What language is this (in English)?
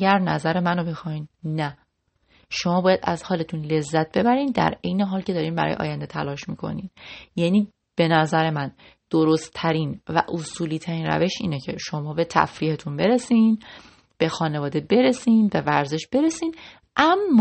Persian